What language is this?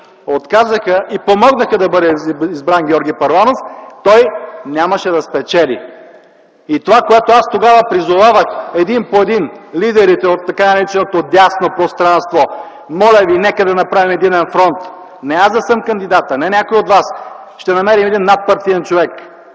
Bulgarian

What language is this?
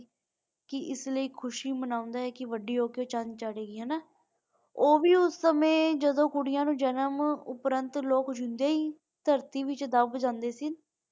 Punjabi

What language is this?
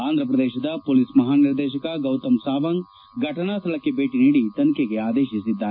Kannada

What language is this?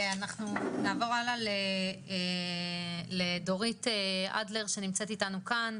Hebrew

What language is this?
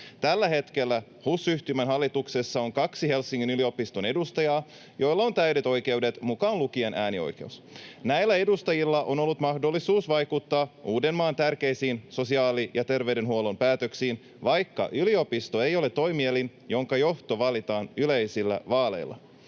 Finnish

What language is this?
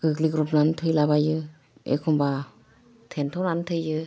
Bodo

